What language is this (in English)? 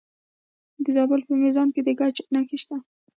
Pashto